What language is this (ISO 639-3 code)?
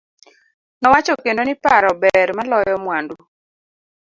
luo